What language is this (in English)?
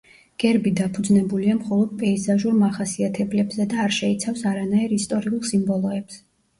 Georgian